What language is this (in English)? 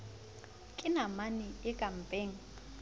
Southern Sotho